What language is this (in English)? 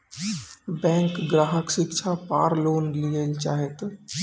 Maithili